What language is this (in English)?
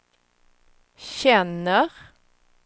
Swedish